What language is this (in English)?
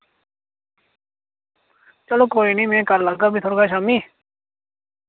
Dogri